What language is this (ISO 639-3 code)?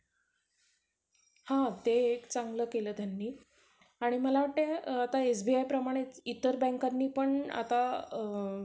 mar